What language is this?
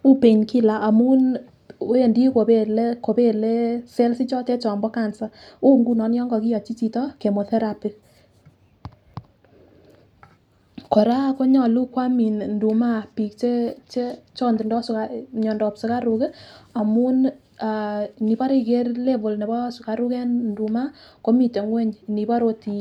Kalenjin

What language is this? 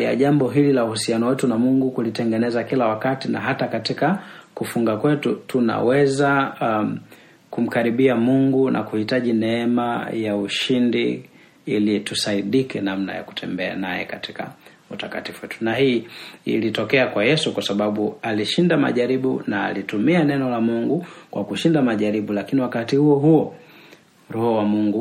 Swahili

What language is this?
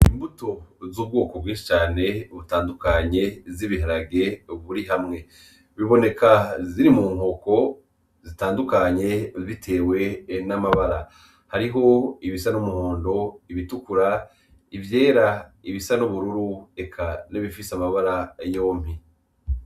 Rundi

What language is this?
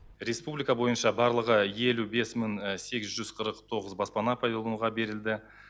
Kazakh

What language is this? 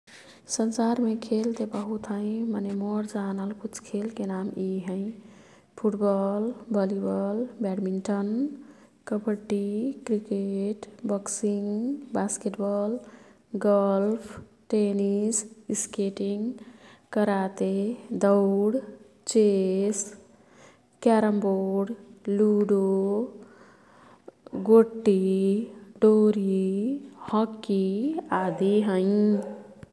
Kathoriya Tharu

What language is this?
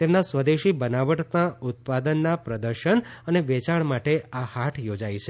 Gujarati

